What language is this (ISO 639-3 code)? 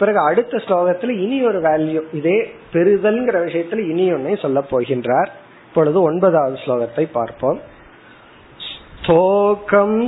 tam